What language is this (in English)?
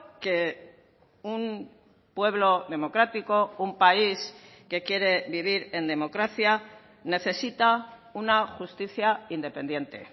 Spanish